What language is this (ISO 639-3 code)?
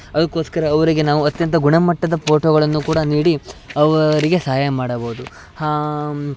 kan